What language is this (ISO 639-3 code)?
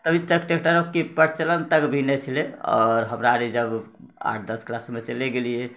mai